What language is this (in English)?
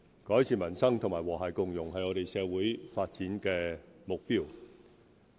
Cantonese